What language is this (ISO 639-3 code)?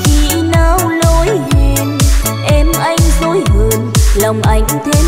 vie